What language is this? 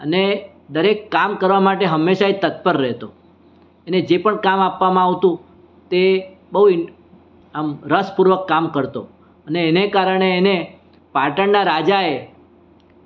Gujarati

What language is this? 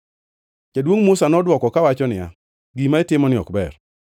Luo (Kenya and Tanzania)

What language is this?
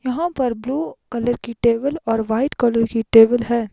Hindi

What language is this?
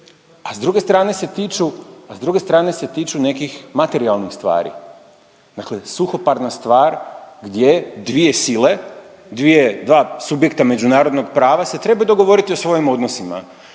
Croatian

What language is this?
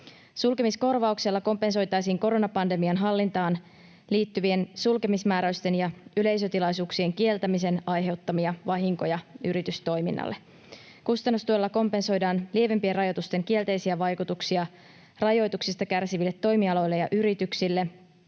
Finnish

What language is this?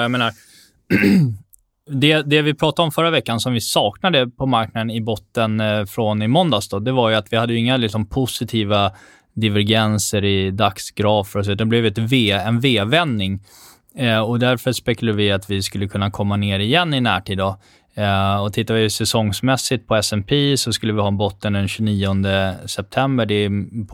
Swedish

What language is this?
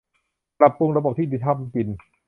Thai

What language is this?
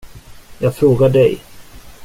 Swedish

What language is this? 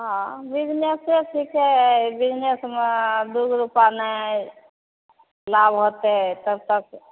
Maithili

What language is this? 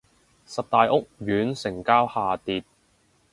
Cantonese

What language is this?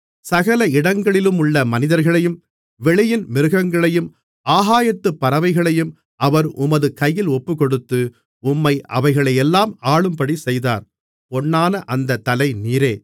Tamil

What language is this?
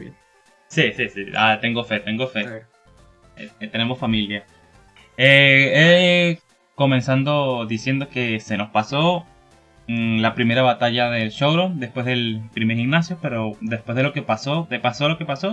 Spanish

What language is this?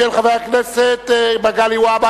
Hebrew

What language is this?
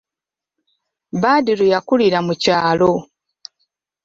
Ganda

